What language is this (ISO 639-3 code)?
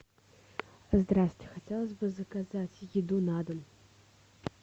rus